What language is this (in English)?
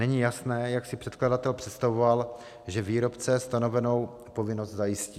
Czech